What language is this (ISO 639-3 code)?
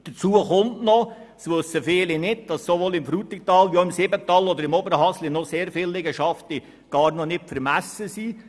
gsw